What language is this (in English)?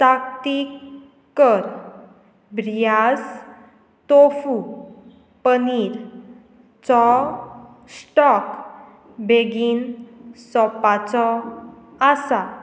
Konkani